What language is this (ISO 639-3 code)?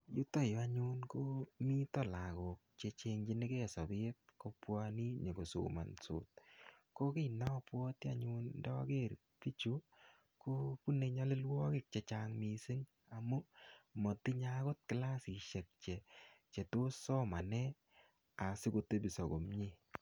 kln